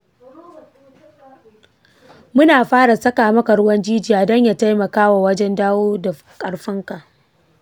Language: Hausa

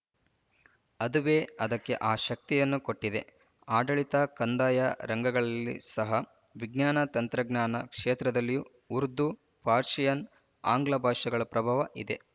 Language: Kannada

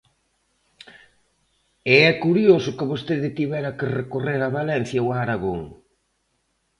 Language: Galician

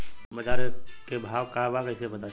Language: Bhojpuri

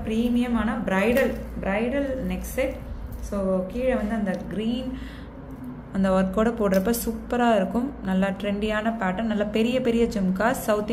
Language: Tamil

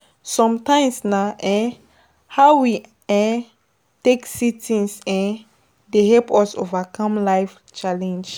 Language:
Nigerian Pidgin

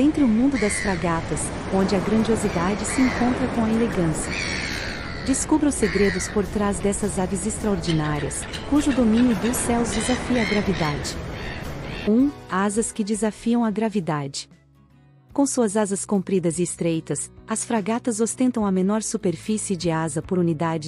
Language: Portuguese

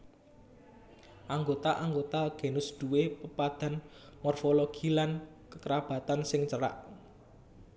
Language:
Javanese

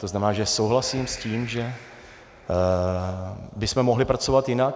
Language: Czech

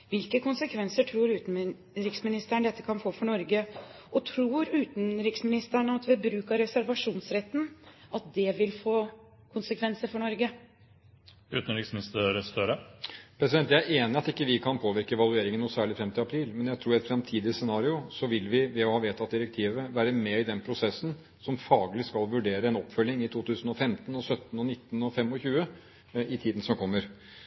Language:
Norwegian Bokmål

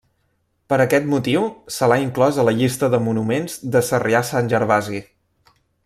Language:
Catalan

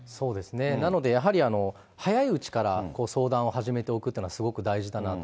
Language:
Japanese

